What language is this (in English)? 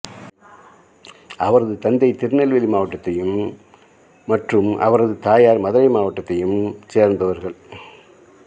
Tamil